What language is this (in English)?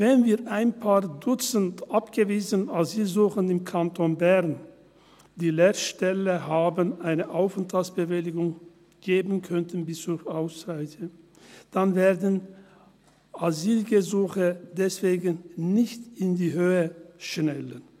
Swiss German